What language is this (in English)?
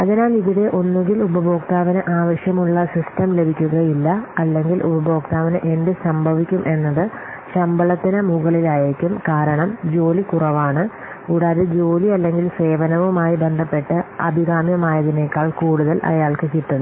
Malayalam